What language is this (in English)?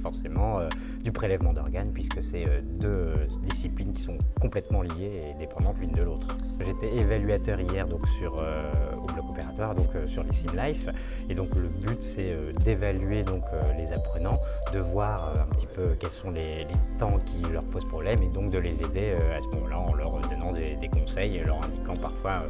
French